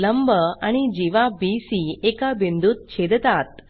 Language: Marathi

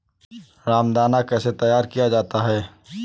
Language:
Hindi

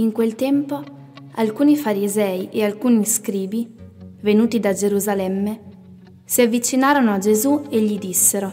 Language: Italian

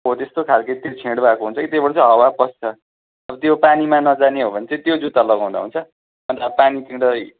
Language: Nepali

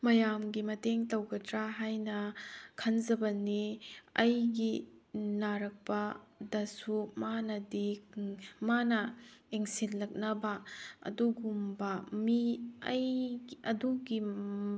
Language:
Manipuri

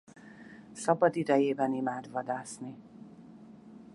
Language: Hungarian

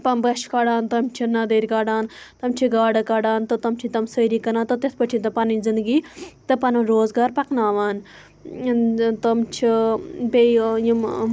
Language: Kashmiri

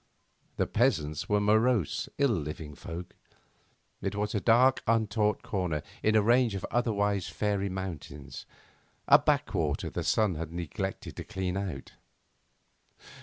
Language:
English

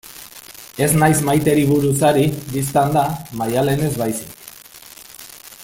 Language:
Basque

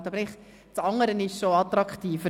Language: Swiss German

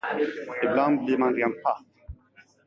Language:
Swedish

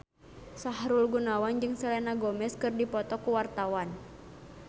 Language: Sundanese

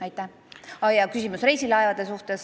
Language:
Estonian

